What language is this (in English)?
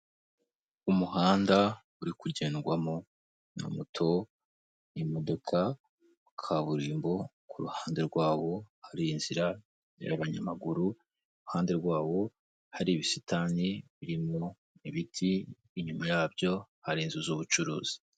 Kinyarwanda